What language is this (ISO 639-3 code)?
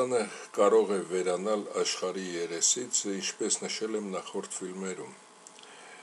ron